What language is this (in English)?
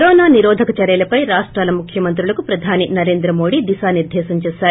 Telugu